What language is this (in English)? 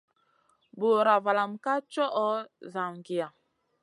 Masana